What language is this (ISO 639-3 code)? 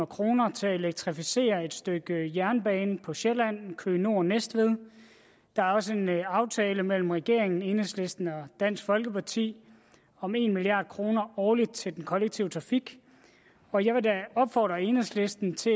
dan